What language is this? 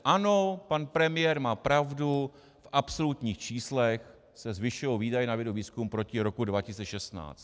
Czech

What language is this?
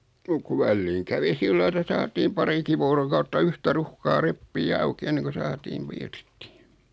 Finnish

